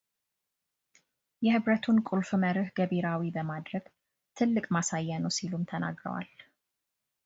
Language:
Amharic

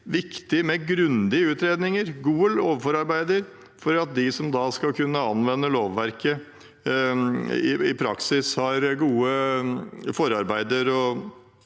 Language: Norwegian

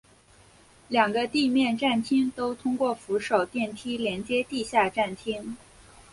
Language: Chinese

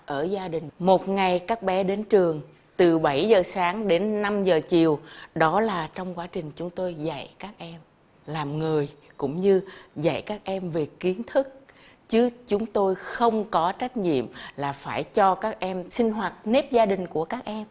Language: Vietnamese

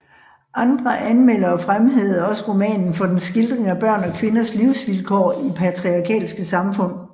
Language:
Danish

